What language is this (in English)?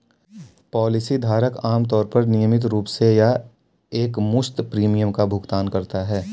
Hindi